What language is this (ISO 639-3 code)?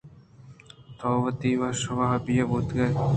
bgp